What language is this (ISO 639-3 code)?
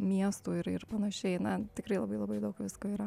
lit